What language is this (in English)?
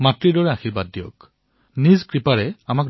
Assamese